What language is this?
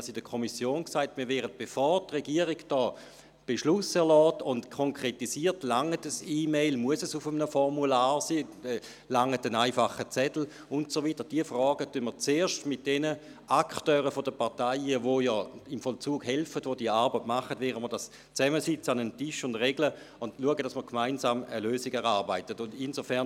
Swiss German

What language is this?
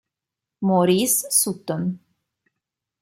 Italian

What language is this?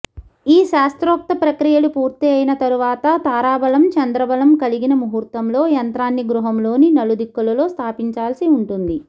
Telugu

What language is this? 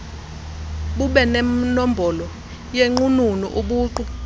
Xhosa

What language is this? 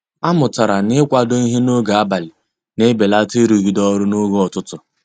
Igbo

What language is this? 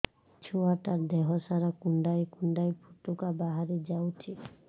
Odia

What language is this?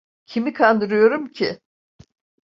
Turkish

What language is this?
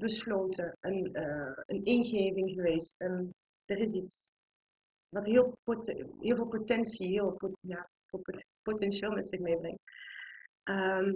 Dutch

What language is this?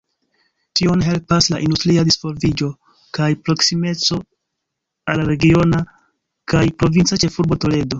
Esperanto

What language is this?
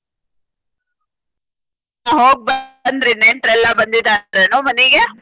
Kannada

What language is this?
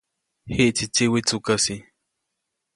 Copainalá Zoque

